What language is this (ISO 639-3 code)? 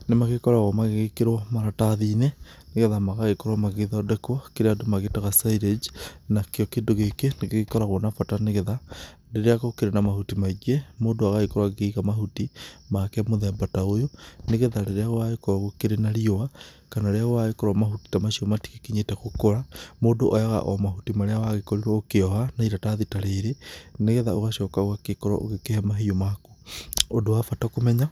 kik